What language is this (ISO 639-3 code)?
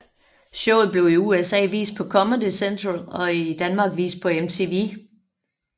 dan